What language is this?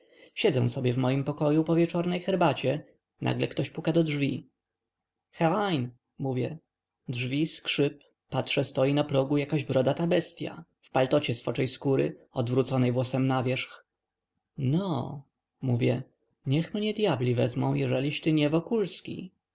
Polish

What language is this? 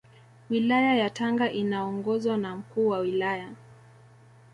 Swahili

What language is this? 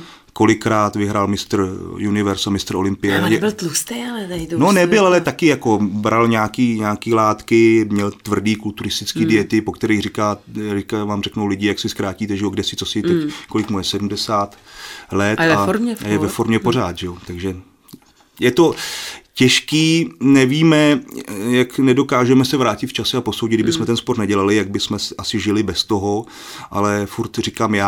Czech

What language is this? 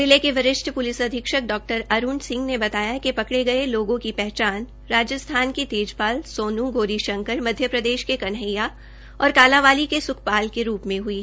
Hindi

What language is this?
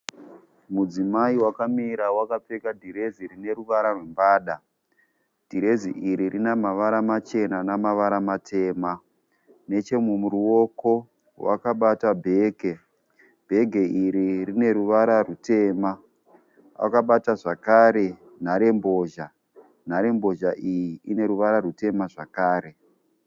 Shona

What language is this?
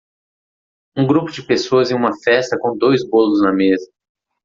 Portuguese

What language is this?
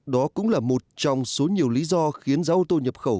Vietnamese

